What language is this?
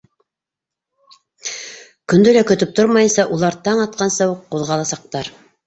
Bashkir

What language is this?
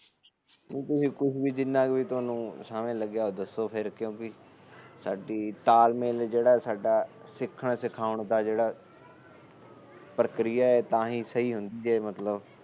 Punjabi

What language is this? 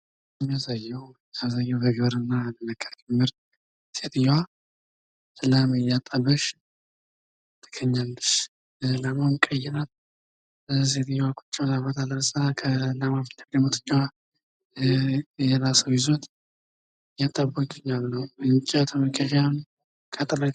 Amharic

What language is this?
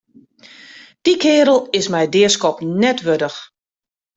Western Frisian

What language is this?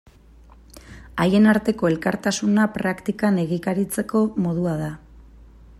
Basque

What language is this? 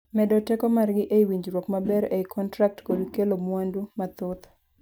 Luo (Kenya and Tanzania)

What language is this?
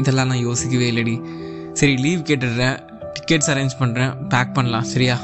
Tamil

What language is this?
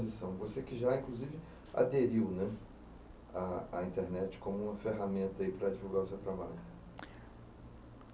Portuguese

